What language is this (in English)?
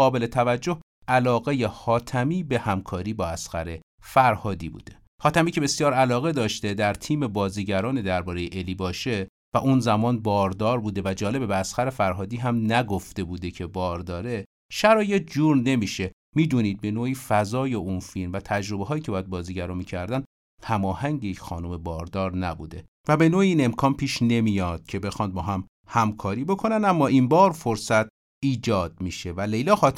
Persian